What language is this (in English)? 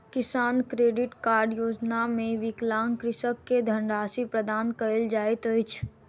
Maithili